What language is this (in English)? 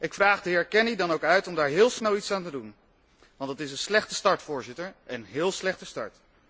Dutch